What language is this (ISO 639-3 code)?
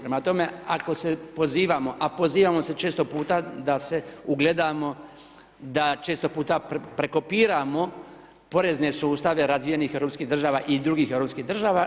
hrv